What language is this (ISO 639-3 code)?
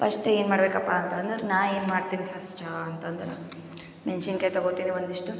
kan